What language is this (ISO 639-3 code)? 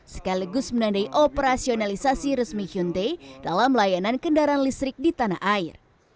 ind